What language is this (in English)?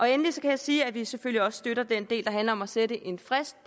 Danish